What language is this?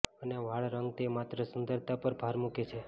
Gujarati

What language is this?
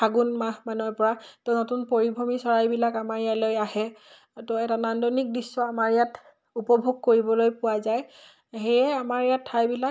Assamese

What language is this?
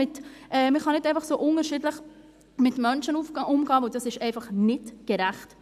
Swiss German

